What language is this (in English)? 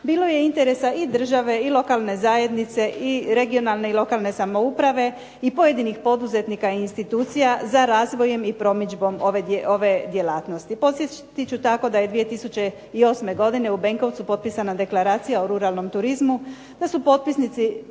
Croatian